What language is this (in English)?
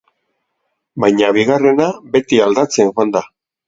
Basque